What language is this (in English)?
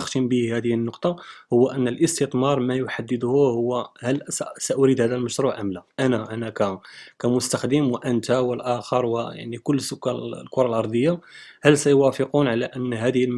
Arabic